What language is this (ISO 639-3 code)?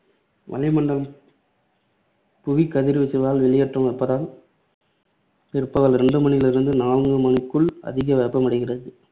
tam